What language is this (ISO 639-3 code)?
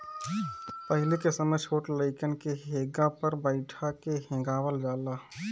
bho